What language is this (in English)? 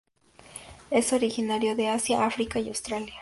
Spanish